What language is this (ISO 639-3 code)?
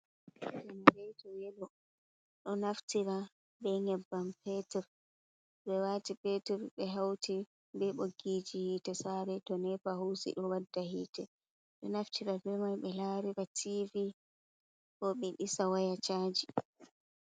ful